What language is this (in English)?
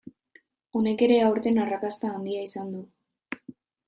Basque